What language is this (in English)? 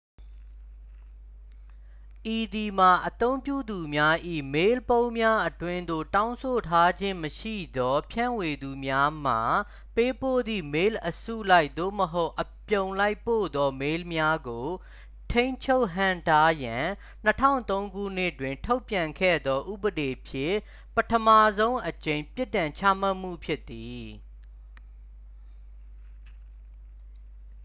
Burmese